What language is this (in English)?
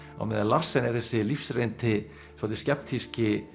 Icelandic